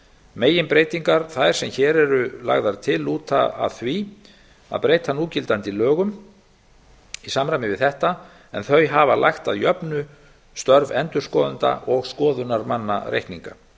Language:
Icelandic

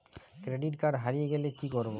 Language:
Bangla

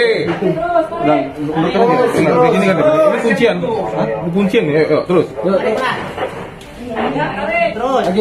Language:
Indonesian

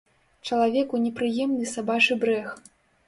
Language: Belarusian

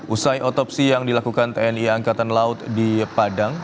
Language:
Indonesian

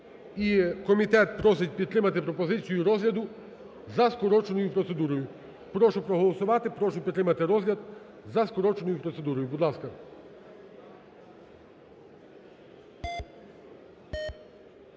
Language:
Ukrainian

